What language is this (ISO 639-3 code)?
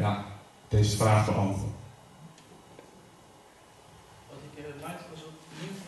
nld